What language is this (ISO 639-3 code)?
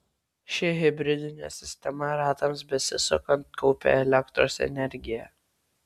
lit